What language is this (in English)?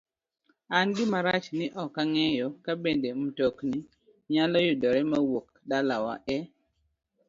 Luo (Kenya and Tanzania)